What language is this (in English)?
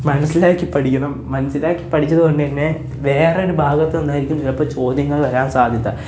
Malayalam